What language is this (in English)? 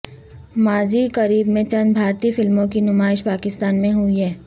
Urdu